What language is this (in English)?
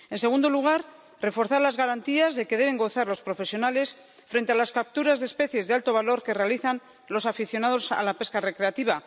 Spanish